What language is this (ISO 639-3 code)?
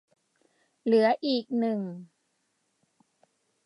tha